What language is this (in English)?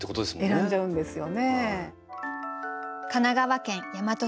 Japanese